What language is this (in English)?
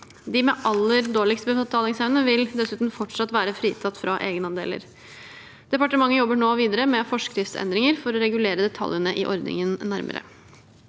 Norwegian